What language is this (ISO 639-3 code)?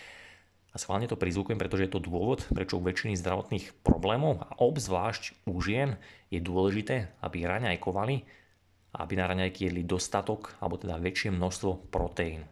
slk